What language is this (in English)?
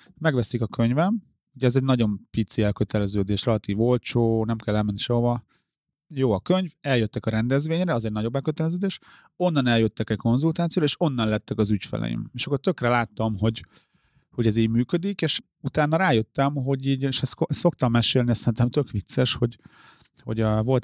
Hungarian